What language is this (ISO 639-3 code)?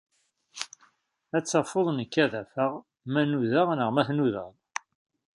kab